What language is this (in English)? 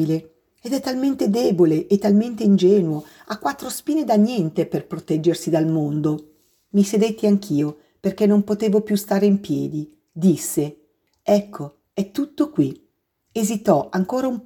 Italian